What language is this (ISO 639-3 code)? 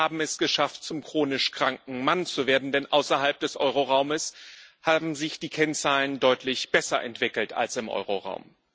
deu